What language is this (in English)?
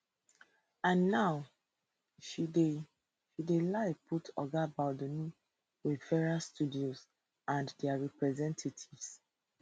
Nigerian Pidgin